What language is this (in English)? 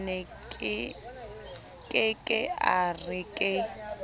Southern Sotho